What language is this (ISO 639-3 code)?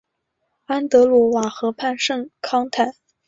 zho